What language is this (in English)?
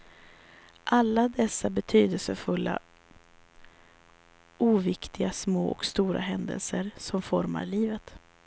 Swedish